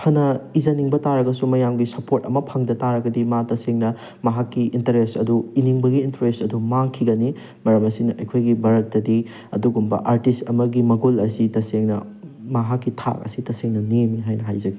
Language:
Manipuri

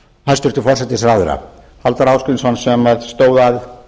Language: Icelandic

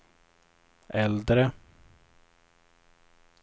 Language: Swedish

